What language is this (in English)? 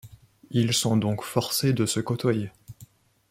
French